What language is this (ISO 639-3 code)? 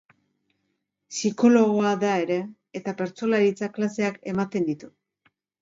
eus